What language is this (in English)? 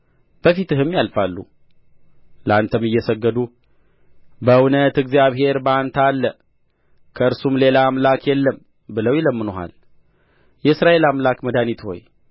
Amharic